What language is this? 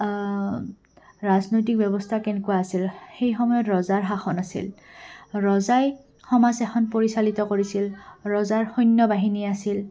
Assamese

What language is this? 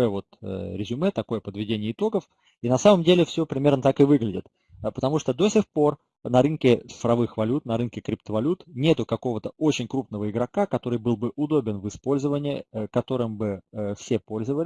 Russian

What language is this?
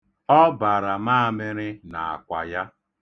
Igbo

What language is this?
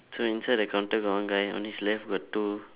English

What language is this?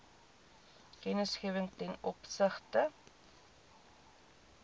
Afrikaans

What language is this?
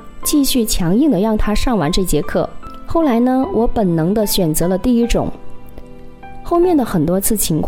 Chinese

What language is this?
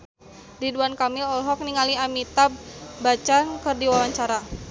Sundanese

